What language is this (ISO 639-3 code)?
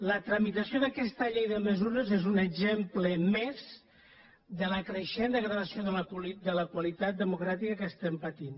cat